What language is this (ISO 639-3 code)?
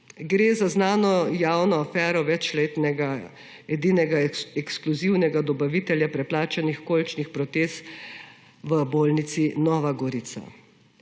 slv